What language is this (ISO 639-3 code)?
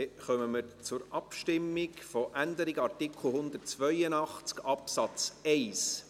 gsw